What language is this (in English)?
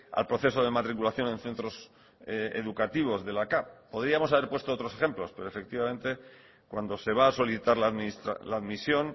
Spanish